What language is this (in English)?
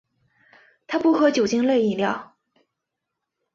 Chinese